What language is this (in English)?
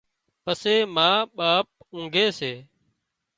Wadiyara Koli